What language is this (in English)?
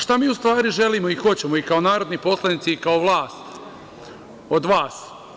Serbian